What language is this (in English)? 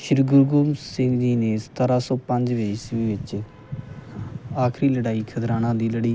Punjabi